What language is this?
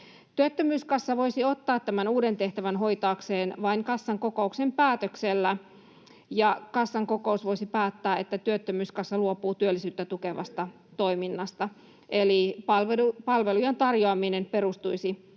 Finnish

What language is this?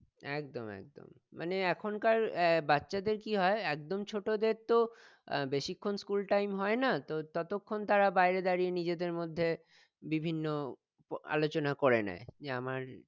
Bangla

